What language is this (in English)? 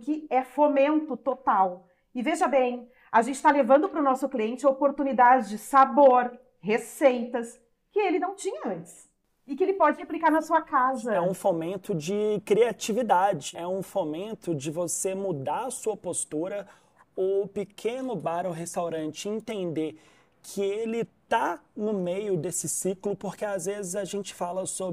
Portuguese